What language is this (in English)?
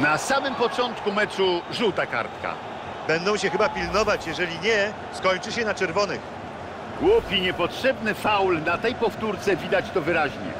Polish